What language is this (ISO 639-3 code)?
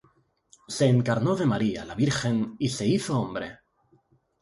spa